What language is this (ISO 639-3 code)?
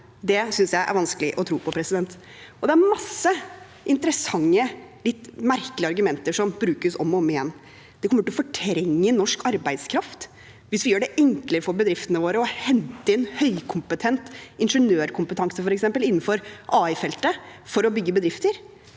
nor